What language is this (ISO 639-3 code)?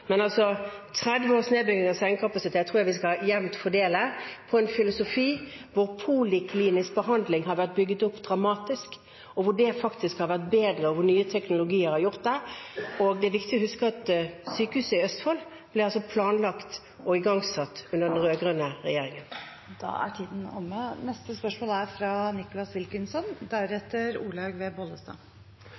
nob